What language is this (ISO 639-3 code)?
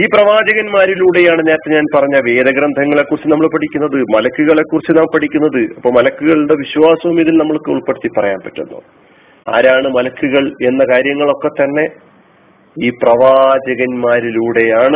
mal